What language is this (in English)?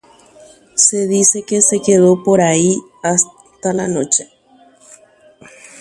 Guarani